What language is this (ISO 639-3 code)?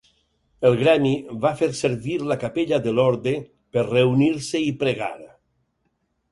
cat